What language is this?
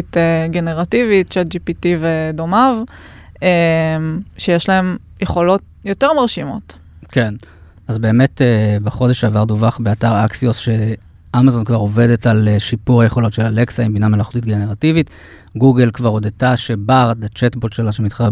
Hebrew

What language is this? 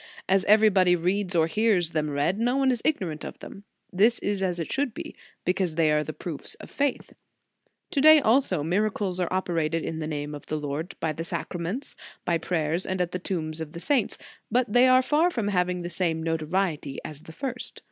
English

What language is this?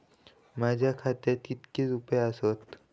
Marathi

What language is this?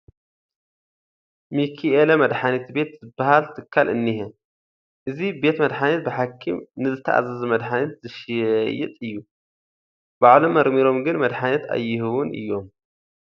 Tigrinya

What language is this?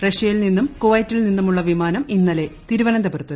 Malayalam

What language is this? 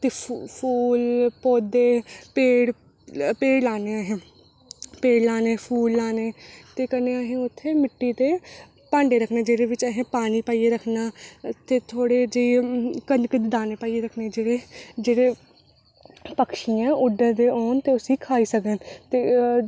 Dogri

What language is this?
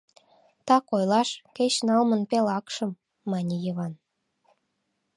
Mari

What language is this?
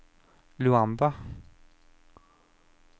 Norwegian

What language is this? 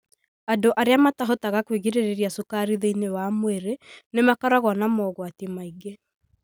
Kikuyu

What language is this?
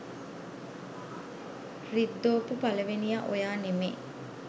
Sinhala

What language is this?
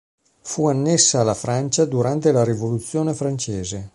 Italian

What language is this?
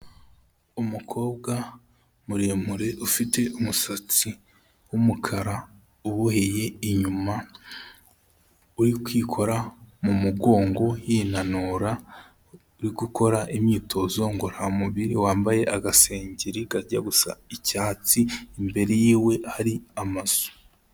Kinyarwanda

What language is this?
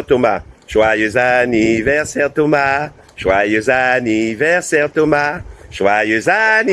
French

